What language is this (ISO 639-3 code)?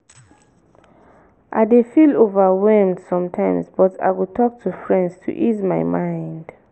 pcm